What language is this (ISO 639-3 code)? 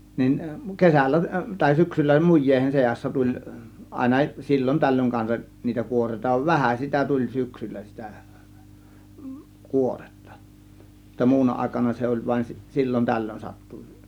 fin